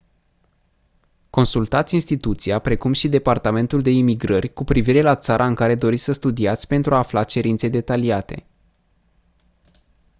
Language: Romanian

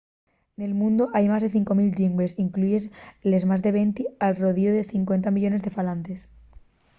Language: Asturian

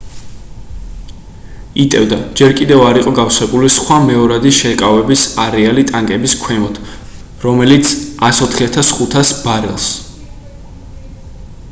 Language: Georgian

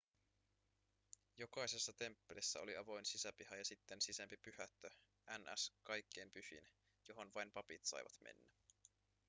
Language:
Finnish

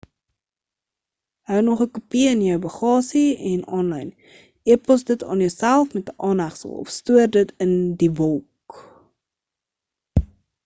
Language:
Afrikaans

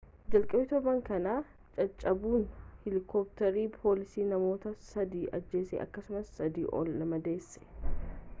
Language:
Oromo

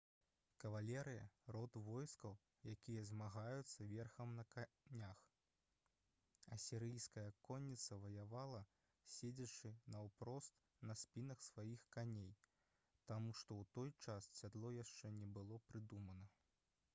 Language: Belarusian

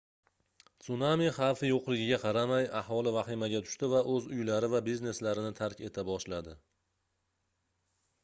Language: Uzbek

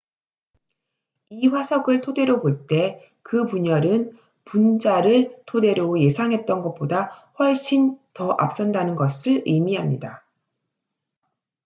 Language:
Korean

